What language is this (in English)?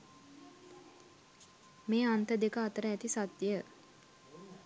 Sinhala